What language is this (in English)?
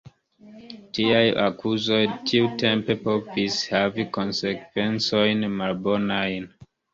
Esperanto